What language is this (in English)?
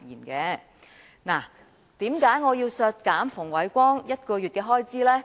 Cantonese